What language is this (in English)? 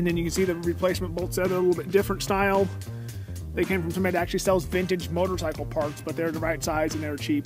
English